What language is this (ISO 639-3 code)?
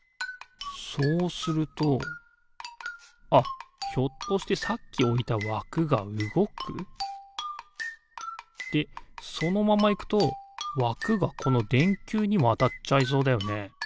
jpn